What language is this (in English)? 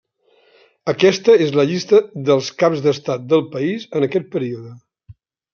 Catalan